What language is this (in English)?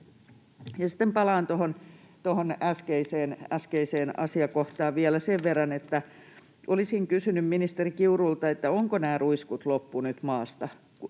Finnish